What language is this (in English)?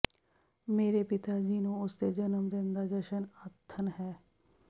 Punjabi